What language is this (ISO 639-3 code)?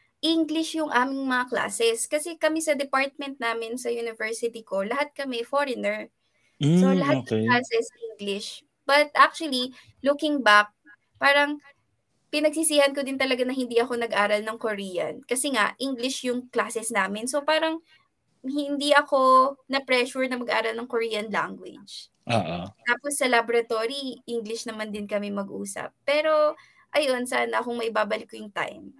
fil